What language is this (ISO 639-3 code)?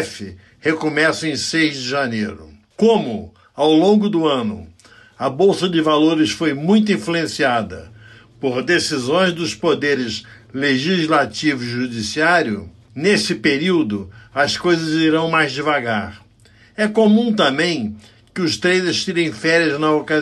por